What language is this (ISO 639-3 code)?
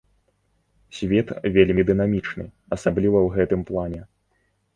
bel